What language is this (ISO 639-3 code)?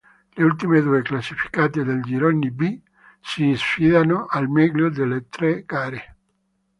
ita